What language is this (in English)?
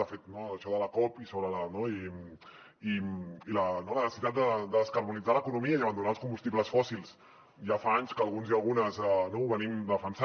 Catalan